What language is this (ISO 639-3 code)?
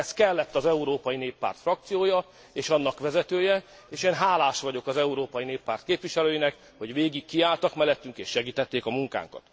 hun